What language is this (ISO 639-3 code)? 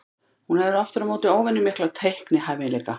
isl